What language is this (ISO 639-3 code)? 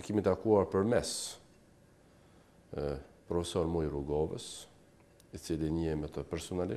ron